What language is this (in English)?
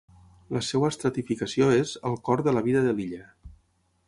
Catalan